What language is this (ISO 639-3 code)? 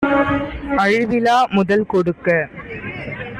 tam